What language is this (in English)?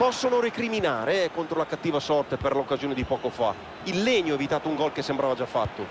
Italian